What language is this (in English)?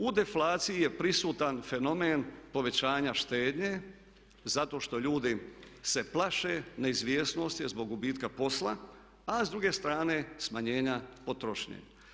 Croatian